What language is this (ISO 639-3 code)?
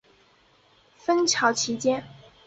zho